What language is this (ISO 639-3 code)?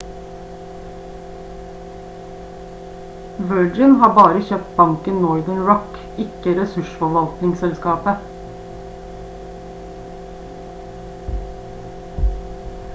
nob